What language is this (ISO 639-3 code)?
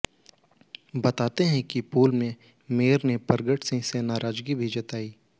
hin